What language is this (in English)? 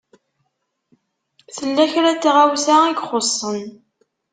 Kabyle